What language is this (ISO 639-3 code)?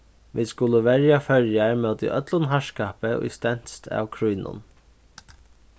fao